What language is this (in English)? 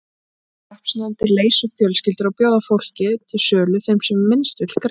Icelandic